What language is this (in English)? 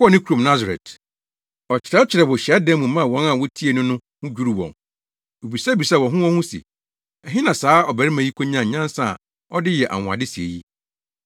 Akan